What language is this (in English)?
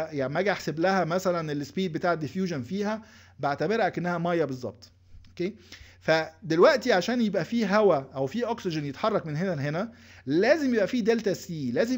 Arabic